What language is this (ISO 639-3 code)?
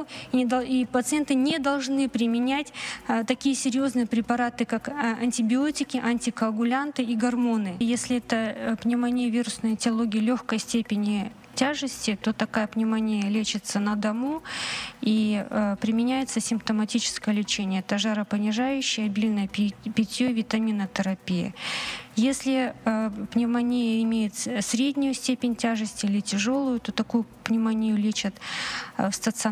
rus